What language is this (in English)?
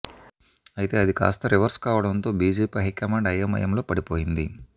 Telugu